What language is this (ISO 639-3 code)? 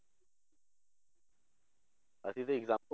pan